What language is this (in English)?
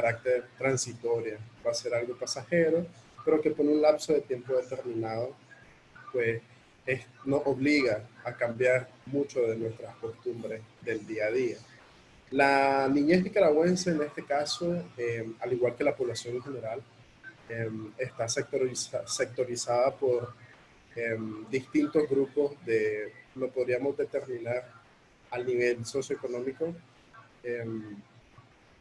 Spanish